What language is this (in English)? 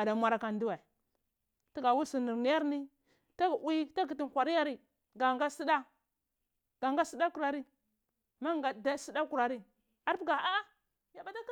Cibak